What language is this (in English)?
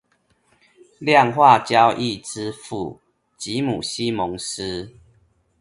Chinese